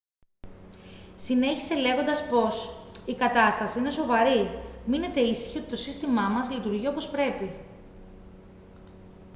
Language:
Greek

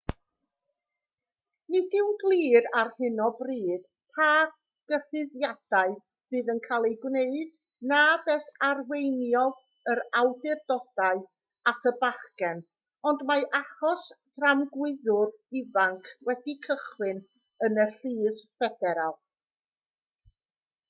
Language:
Welsh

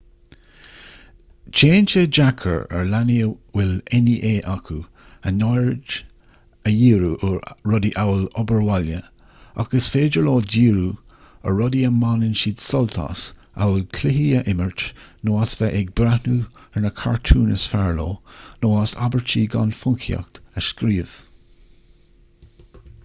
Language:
Irish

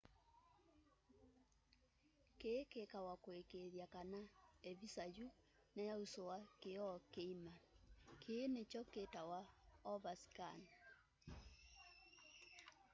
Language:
Kamba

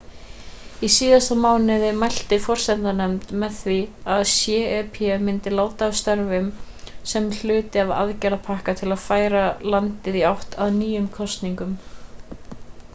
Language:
Icelandic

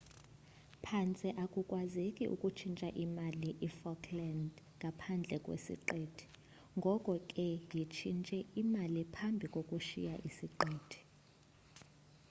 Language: Xhosa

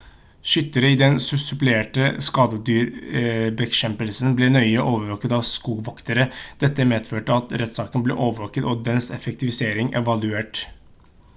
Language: Norwegian Bokmål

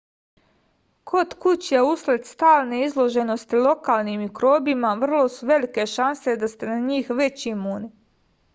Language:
Serbian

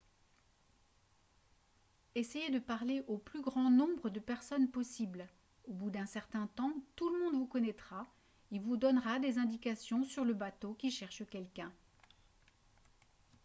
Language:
French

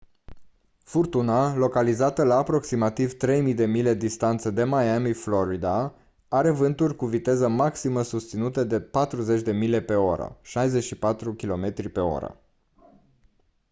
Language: Romanian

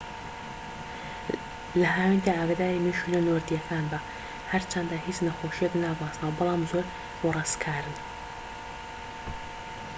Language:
Central Kurdish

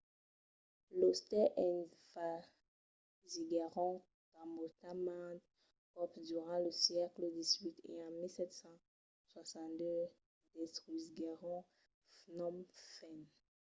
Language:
Occitan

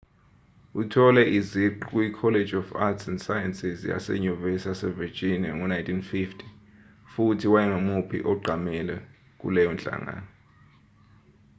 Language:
Zulu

